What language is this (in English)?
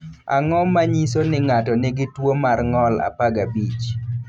Luo (Kenya and Tanzania)